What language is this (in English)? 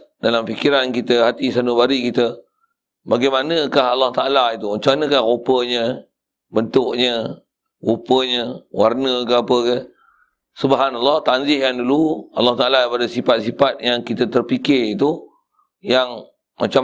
Malay